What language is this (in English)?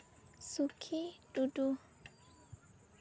Santali